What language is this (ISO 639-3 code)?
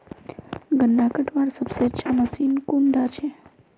mag